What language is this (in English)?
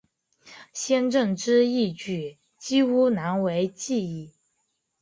Chinese